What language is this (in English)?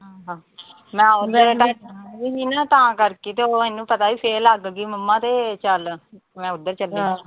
Punjabi